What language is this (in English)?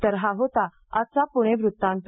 Marathi